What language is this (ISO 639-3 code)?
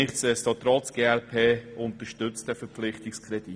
gsw